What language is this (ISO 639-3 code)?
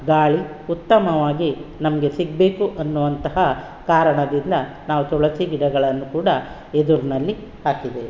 kan